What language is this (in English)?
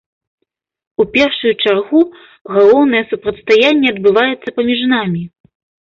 Belarusian